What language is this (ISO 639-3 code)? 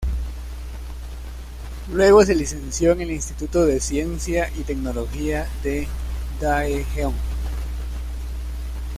spa